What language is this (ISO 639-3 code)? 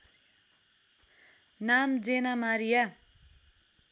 nep